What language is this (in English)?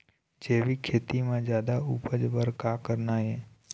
Chhattisgarhi